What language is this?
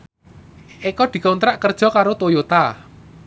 Javanese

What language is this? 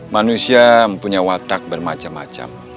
Indonesian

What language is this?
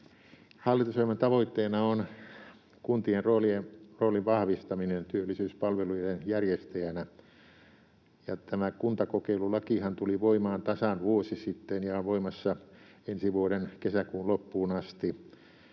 Finnish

